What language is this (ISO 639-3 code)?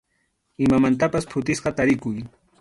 qxu